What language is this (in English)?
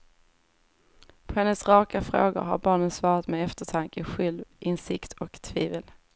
Swedish